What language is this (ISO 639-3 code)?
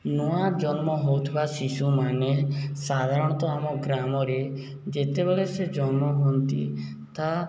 ori